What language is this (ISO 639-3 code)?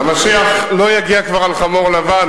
heb